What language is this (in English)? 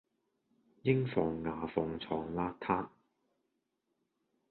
Cantonese